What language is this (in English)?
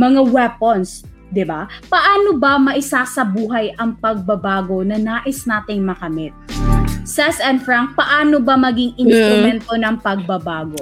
Filipino